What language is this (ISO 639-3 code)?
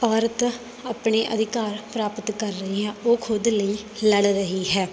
pan